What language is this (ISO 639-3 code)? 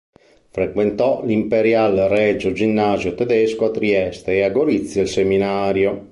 ita